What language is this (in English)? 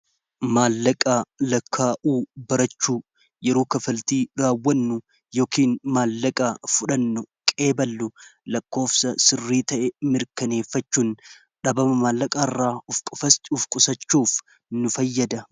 Oromo